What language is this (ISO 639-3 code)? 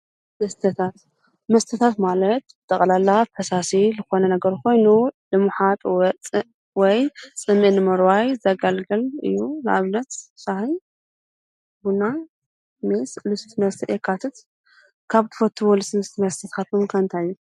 tir